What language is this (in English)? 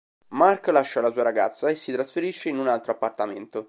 Italian